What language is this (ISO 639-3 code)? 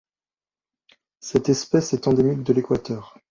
fra